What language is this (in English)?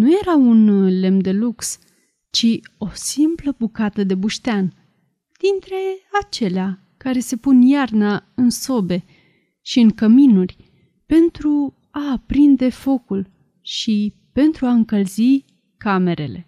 Romanian